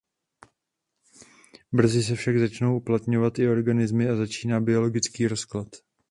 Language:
Czech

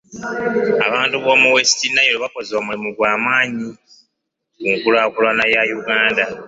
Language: Ganda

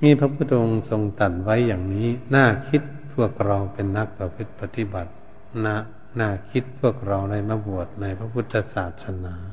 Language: Thai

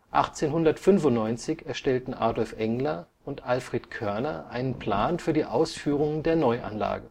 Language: German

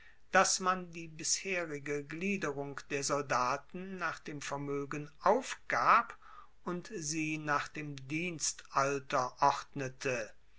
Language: German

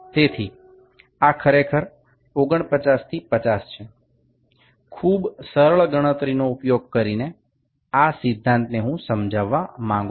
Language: Gujarati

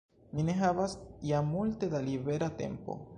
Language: Esperanto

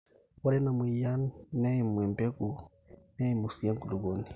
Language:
Masai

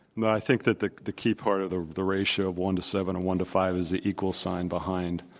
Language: English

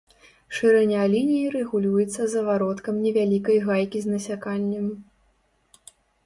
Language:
Belarusian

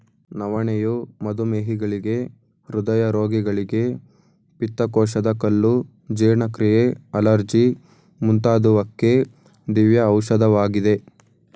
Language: Kannada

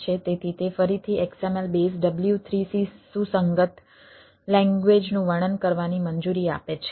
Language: Gujarati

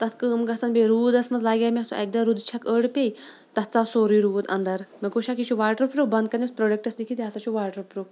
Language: Kashmiri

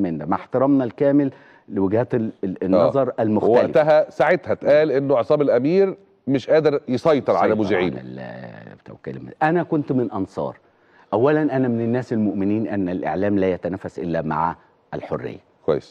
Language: Arabic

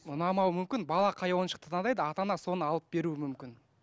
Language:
Kazakh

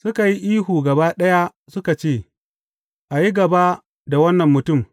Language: Hausa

